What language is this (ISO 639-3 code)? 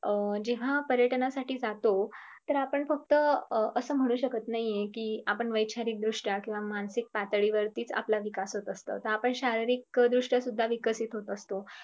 mar